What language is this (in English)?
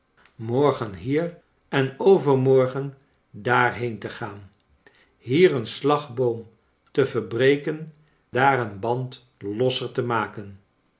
Dutch